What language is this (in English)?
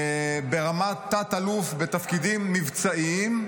Hebrew